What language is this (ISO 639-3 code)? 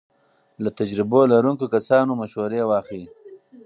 pus